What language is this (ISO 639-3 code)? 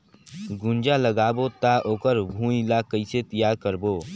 hne